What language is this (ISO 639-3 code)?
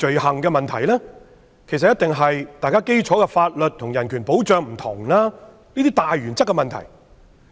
yue